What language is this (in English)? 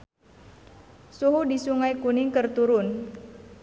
Sundanese